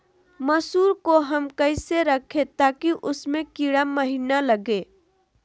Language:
Magahi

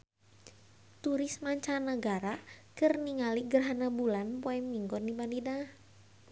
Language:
Sundanese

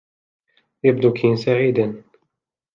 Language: Arabic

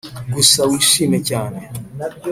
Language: Kinyarwanda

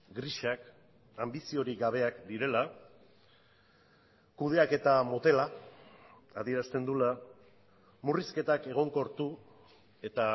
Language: Basque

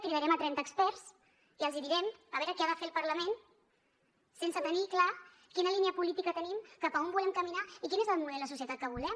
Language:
Catalan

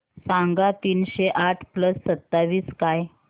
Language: Marathi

